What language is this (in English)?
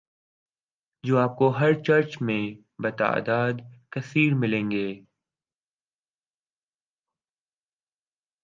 Urdu